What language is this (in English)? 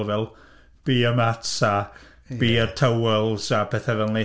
Welsh